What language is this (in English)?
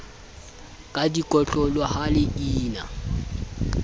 Southern Sotho